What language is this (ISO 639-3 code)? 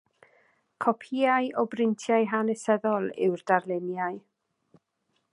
cym